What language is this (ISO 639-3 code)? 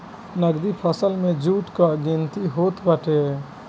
bho